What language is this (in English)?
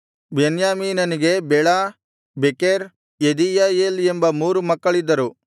Kannada